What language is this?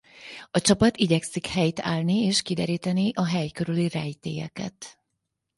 Hungarian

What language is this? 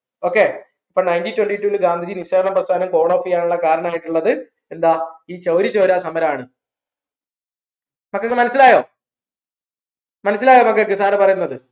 Malayalam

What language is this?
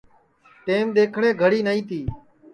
Sansi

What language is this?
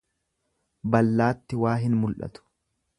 Oromo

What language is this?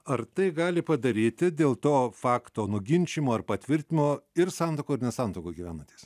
Lithuanian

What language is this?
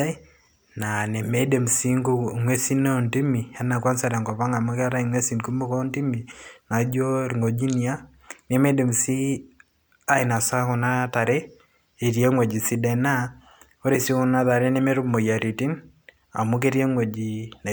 Masai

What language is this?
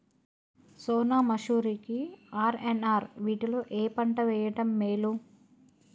Telugu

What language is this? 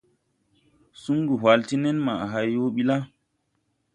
Tupuri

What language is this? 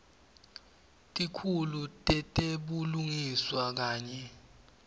Swati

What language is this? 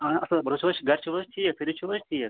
Kashmiri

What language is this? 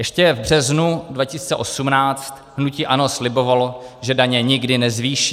Czech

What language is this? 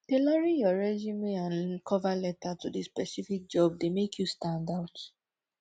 Nigerian Pidgin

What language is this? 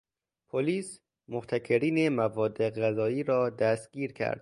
Persian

